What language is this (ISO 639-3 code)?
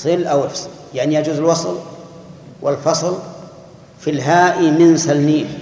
ara